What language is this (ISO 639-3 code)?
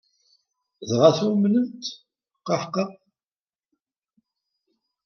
kab